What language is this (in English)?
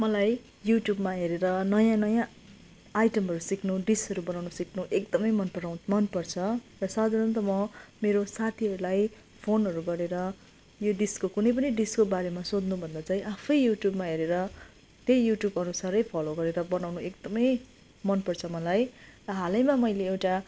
Nepali